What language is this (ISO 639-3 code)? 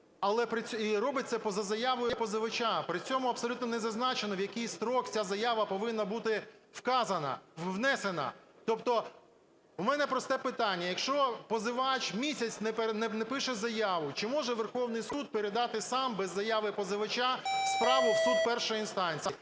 ukr